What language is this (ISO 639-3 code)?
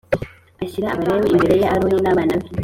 kin